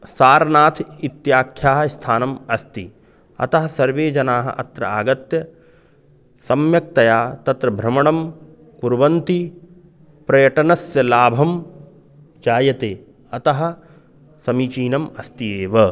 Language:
Sanskrit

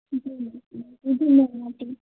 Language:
Dogri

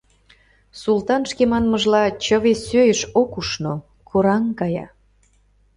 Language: Mari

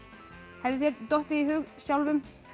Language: Icelandic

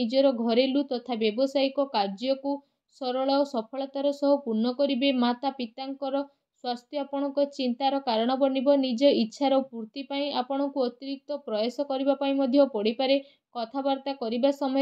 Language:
Gujarati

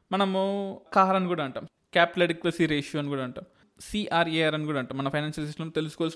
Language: Telugu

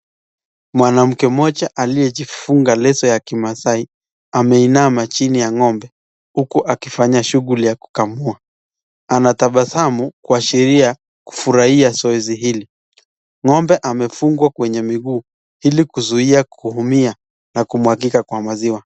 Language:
Swahili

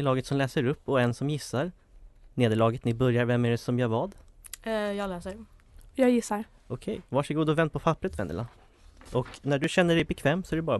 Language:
Swedish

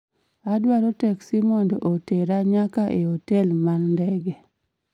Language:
Luo (Kenya and Tanzania)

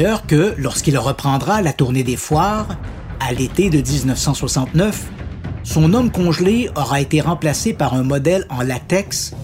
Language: French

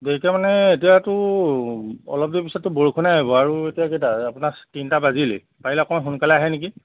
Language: Assamese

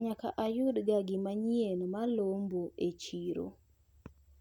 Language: Luo (Kenya and Tanzania)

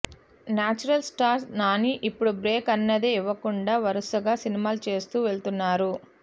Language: Telugu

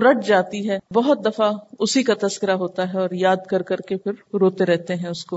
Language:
Urdu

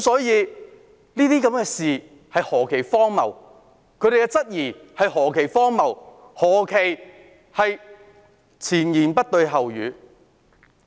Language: Cantonese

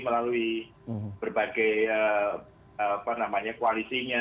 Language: Indonesian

